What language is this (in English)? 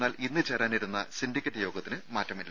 Malayalam